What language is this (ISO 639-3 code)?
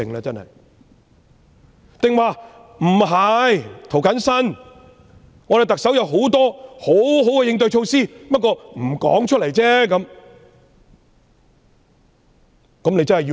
yue